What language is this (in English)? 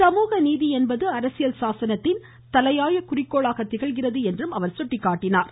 Tamil